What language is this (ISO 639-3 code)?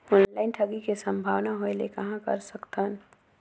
hne